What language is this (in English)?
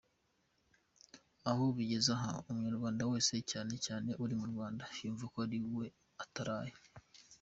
Kinyarwanda